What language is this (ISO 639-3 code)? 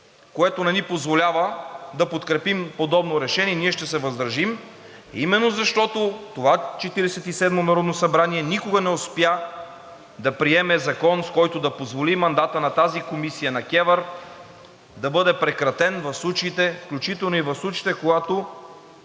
bul